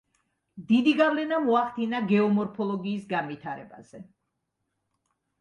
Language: Georgian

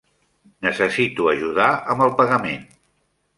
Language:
Catalan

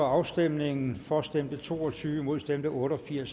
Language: Danish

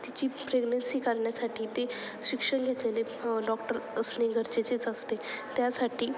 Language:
Marathi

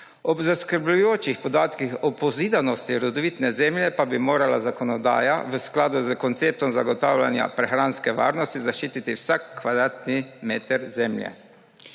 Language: Slovenian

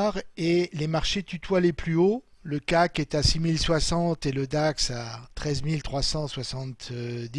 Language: French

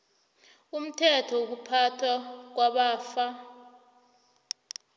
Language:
South Ndebele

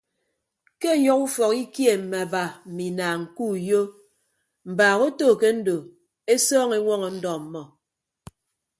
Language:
Ibibio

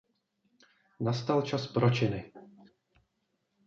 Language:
Czech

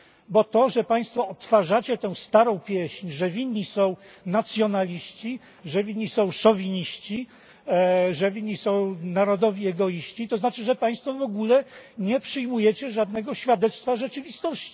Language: Polish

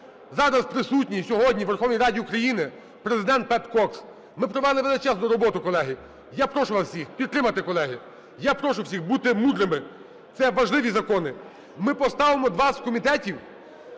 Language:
Ukrainian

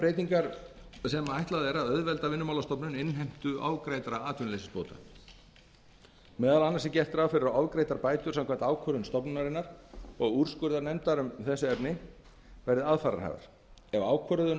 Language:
Icelandic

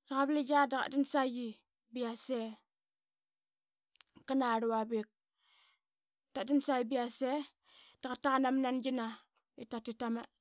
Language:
Qaqet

